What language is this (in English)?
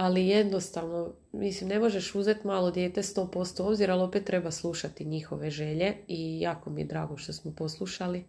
Croatian